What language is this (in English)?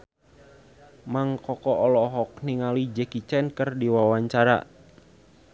Sundanese